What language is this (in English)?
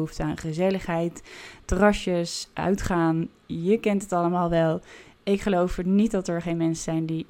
Dutch